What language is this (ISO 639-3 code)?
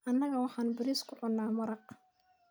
som